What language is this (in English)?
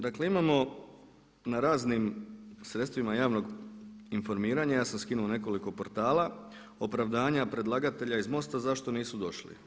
Croatian